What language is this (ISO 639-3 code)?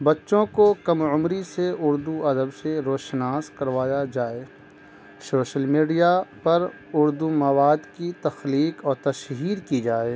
urd